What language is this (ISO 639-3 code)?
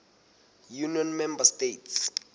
sot